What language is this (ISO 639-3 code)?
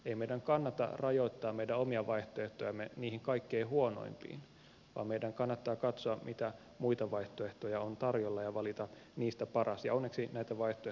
fin